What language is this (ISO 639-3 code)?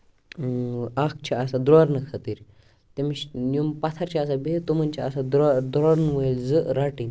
kas